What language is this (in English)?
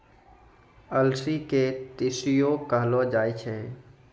Maithili